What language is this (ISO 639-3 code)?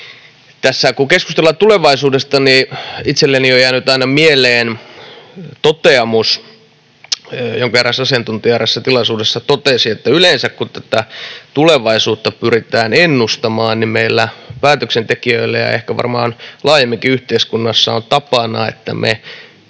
fin